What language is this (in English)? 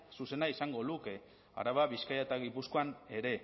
Basque